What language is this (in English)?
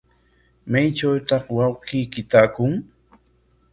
Corongo Ancash Quechua